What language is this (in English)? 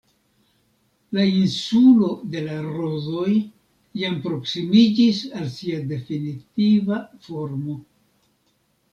Esperanto